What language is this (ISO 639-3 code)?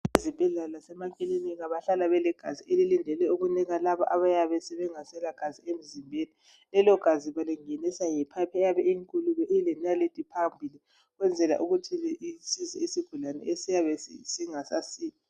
nde